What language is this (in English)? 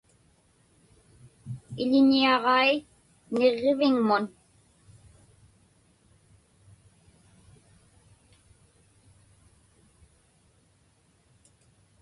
Inupiaq